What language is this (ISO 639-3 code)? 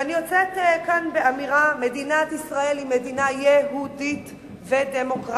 heb